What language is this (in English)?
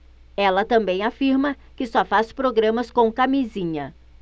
Portuguese